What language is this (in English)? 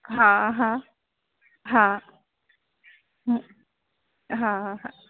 Sindhi